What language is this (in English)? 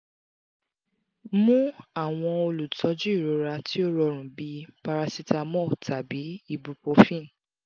Yoruba